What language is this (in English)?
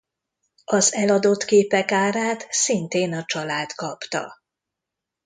Hungarian